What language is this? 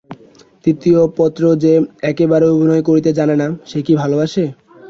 Bangla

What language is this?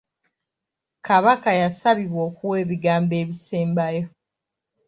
Ganda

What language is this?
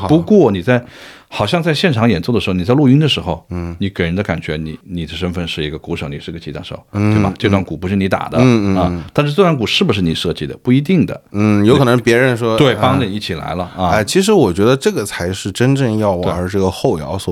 Chinese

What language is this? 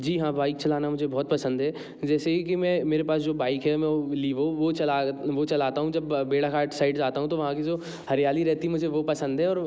Hindi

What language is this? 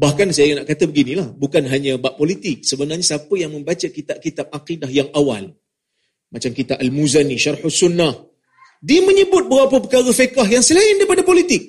Malay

